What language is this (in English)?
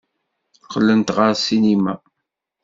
Kabyle